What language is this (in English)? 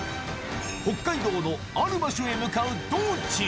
Japanese